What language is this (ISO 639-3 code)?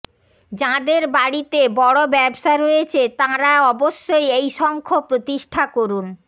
ben